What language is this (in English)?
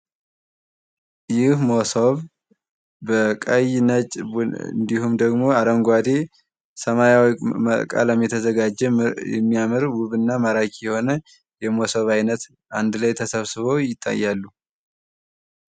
Amharic